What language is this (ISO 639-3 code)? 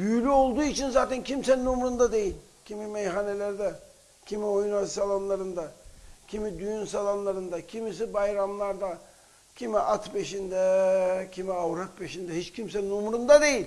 tur